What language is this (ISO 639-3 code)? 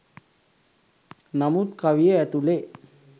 sin